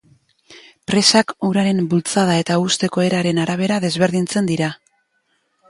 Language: Basque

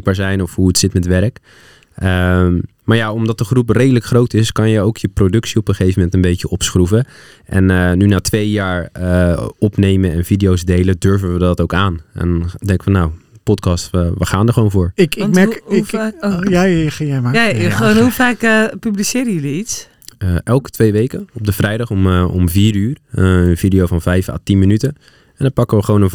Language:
Dutch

